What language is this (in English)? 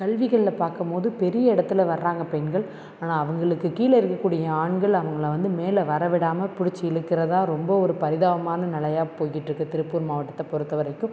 Tamil